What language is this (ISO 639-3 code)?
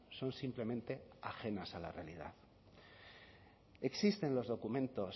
spa